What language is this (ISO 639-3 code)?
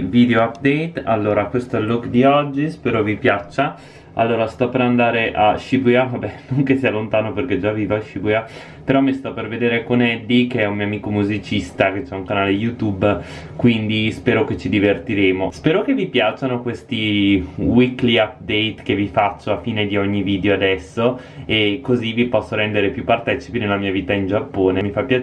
ita